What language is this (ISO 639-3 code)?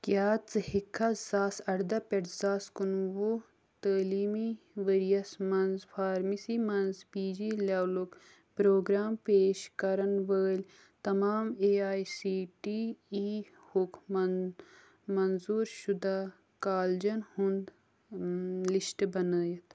kas